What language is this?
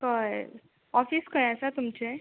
Konkani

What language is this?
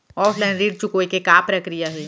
Chhattisgarhi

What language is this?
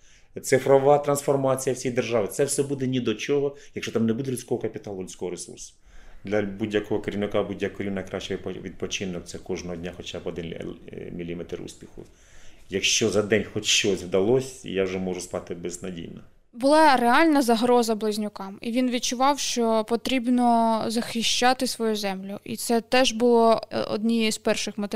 Ukrainian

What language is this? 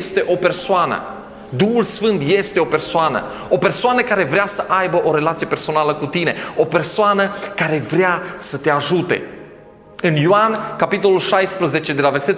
Romanian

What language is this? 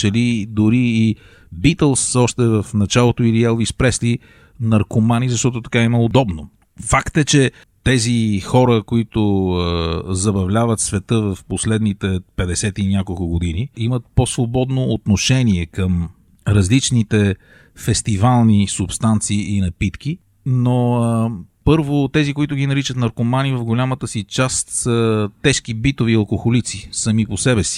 Bulgarian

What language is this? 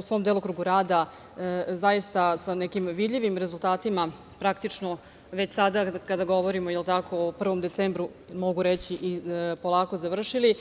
Serbian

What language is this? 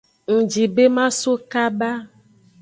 Aja (Benin)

